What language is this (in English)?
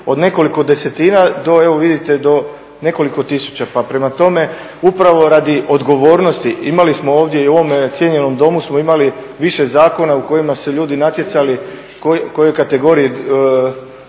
Croatian